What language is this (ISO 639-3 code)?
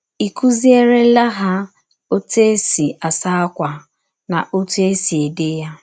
ibo